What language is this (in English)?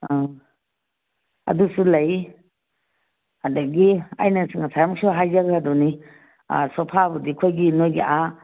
Manipuri